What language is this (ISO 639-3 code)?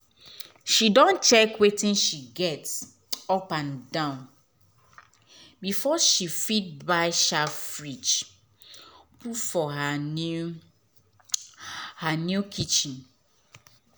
pcm